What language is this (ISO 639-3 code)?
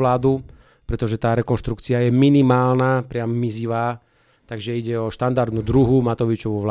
slk